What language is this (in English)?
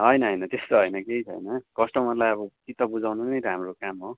Nepali